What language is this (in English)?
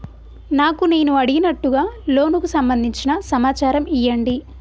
Telugu